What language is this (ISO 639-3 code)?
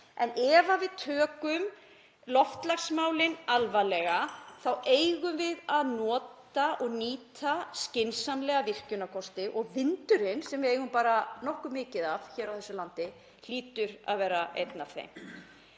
isl